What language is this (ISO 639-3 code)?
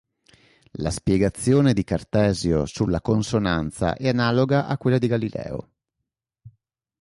ita